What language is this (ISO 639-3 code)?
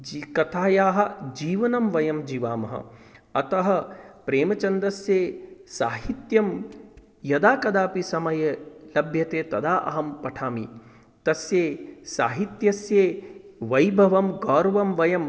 san